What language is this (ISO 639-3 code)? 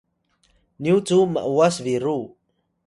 tay